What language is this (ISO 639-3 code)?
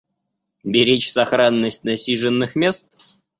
rus